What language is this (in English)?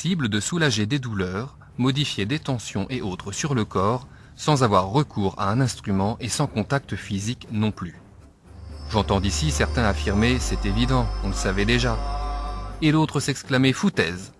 French